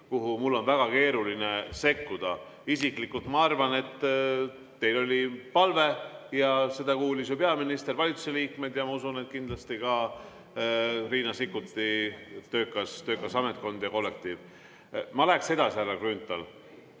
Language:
Estonian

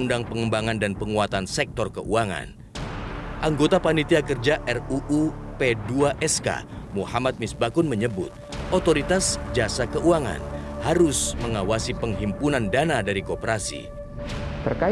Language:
Indonesian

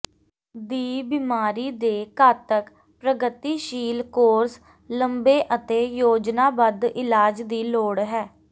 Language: Punjabi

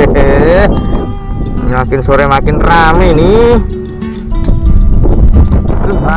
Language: Indonesian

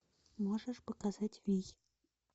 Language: Russian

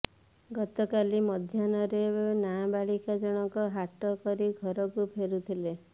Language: Odia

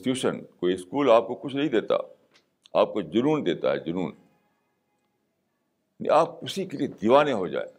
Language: Urdu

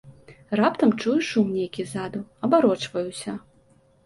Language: Belarusian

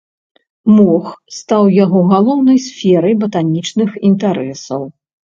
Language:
Belarusian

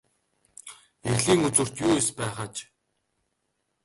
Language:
Mongolian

